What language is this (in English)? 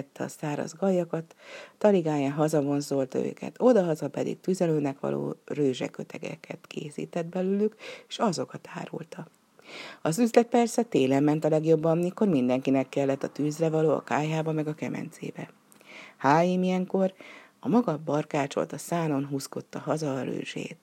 Hungarian